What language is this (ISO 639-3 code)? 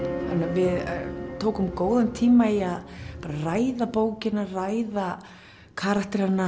isl